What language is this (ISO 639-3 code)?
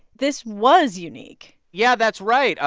eng